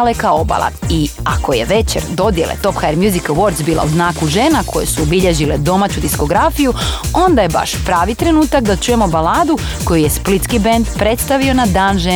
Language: Croatian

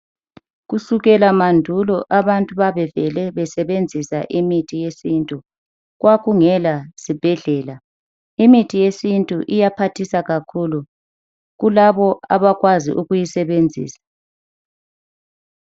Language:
North Ndebele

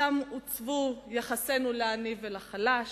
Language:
Hebrew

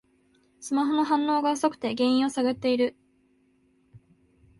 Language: Japanese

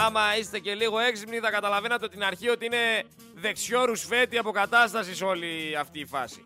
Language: Greek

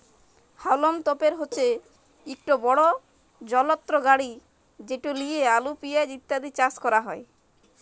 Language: Bangla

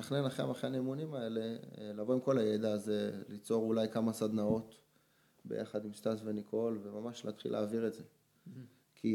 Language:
Hebrew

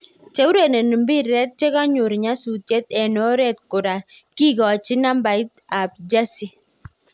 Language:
Kalenjin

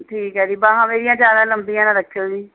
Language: Punjabi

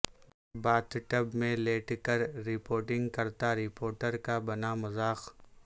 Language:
Urdu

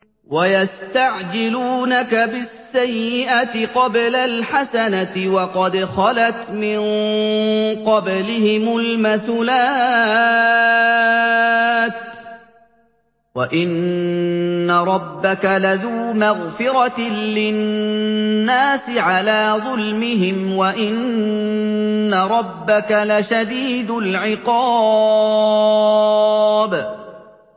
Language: Arabic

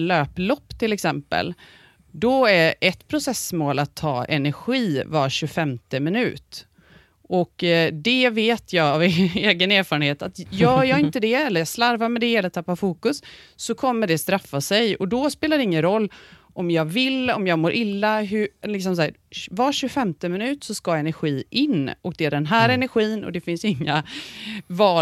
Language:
Swedish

